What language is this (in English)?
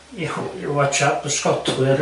Welsh